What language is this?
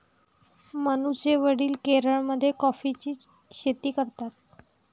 Marathi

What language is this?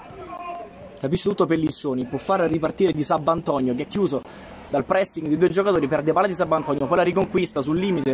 Italian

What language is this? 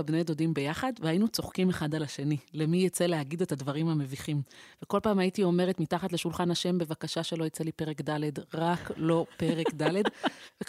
Hebrew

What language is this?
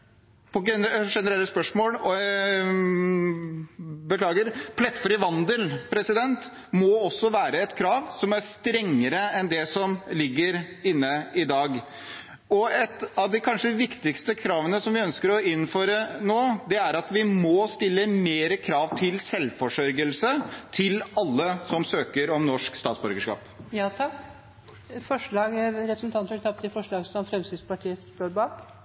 Norwegian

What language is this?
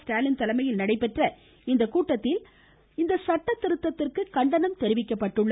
Tamil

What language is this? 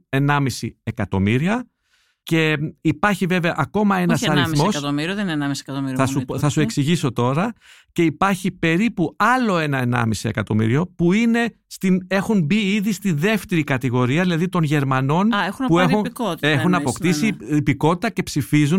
Greek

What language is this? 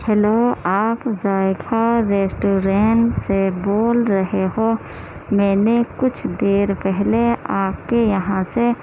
Urdu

